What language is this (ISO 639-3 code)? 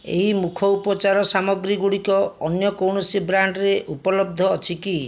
ori